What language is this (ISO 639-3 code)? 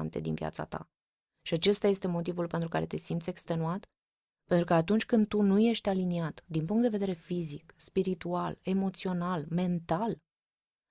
ron